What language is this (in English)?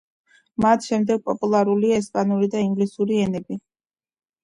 Georgian